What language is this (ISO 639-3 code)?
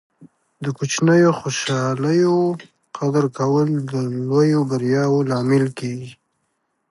pus